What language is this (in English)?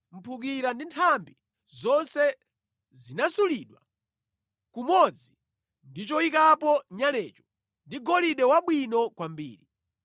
Nyanja